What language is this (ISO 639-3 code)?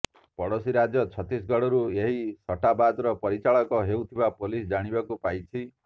ori